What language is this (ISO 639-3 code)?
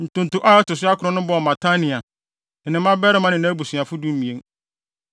aka